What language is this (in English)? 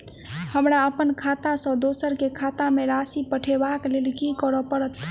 Maithili